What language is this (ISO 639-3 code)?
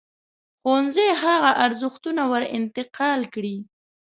pus